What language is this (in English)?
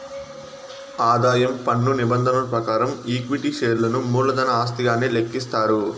Telugu